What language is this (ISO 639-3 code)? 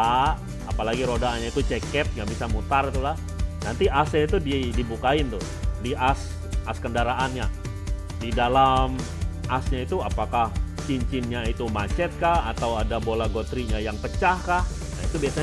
ind